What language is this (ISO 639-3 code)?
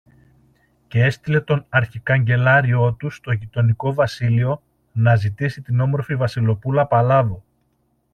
ell